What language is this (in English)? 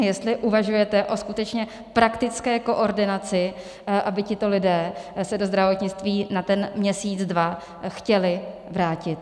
Czech